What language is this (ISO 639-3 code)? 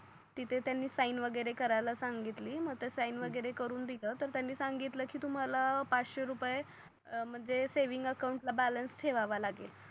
mar